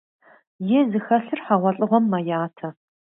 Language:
Kabardian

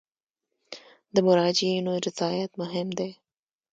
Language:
Pashto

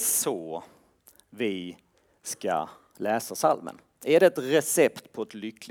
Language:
Swedish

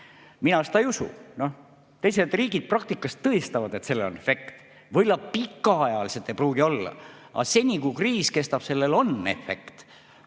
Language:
Estonian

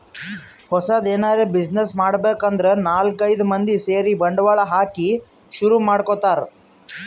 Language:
Kannada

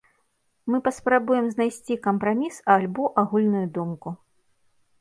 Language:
Belarusian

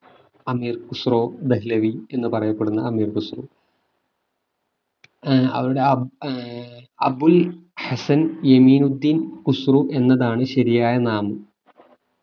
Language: Malayalam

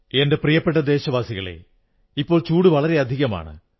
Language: Malayalam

